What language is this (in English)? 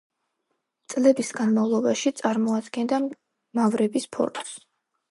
Georgian